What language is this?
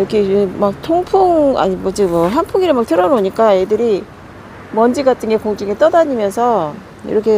Korean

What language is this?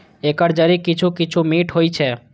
Maithili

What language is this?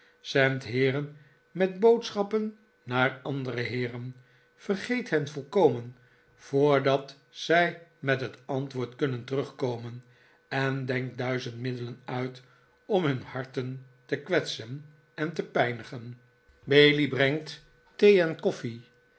Dutch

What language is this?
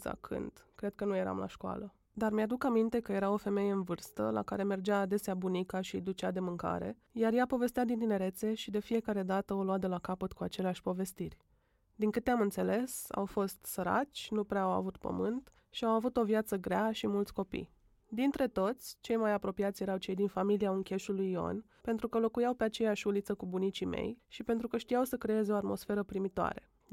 Romanian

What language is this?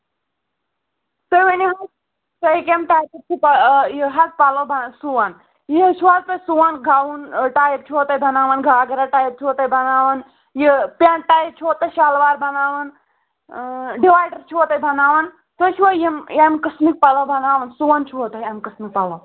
Kashmiri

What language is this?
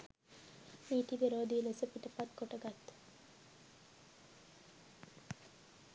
Sinhala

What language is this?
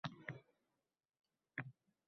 Uzbek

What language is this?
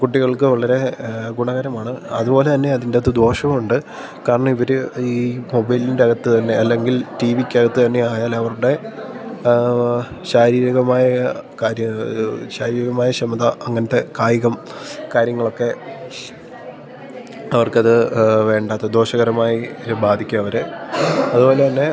Malayalam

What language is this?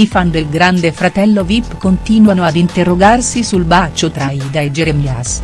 Italian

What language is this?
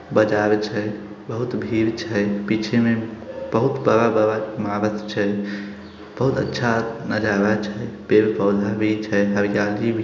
Magahi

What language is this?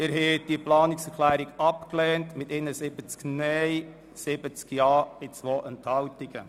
Swiss German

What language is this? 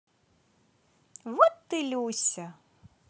Russian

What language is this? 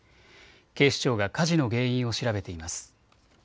Japanese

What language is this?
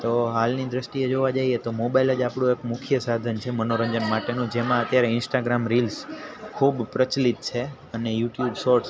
Gujarati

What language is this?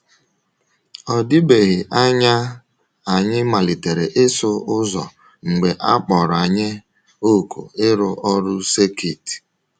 Igbo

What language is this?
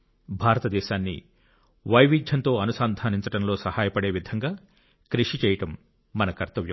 Telugu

